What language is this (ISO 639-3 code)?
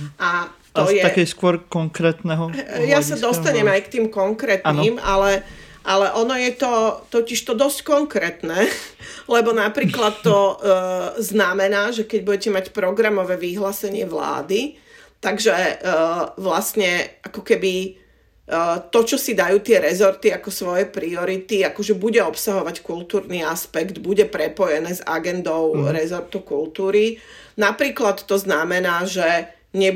slk